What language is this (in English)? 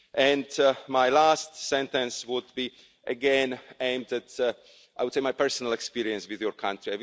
English